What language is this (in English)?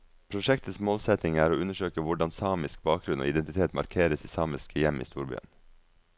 Norwegian